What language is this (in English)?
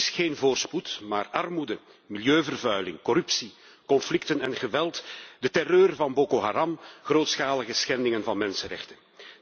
Dutch